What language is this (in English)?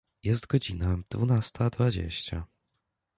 Polish